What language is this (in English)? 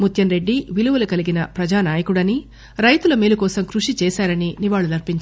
Telugu